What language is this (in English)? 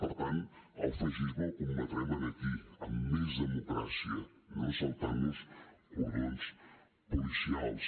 Catalan